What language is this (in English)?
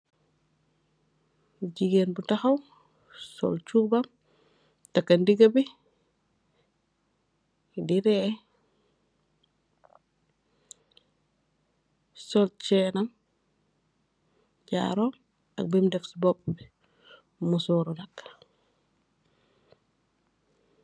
Wolof